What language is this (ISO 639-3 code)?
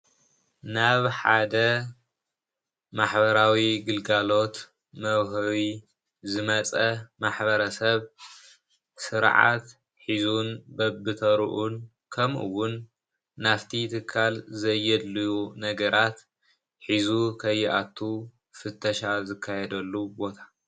tir